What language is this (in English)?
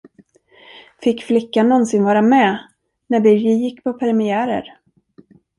Swedish